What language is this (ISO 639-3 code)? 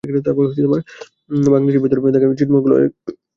ben